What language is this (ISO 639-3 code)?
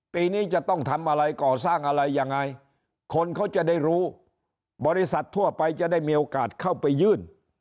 tha